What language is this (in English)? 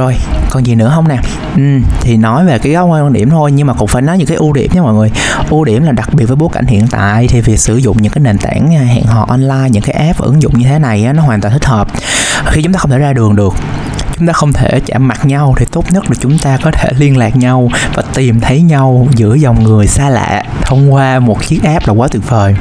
Vietnamese